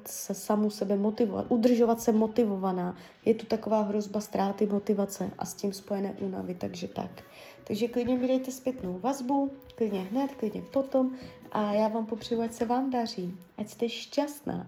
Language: Czech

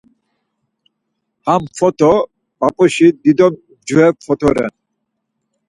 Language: Laz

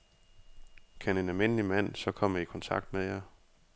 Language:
Danish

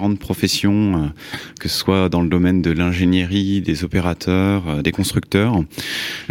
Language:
French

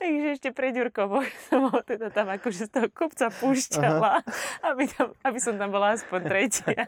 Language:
Slovak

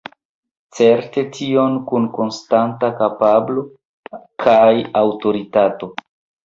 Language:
Esperanto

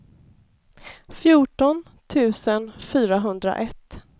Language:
Swedish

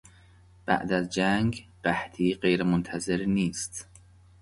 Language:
Persian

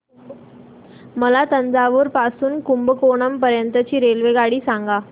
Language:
Marathi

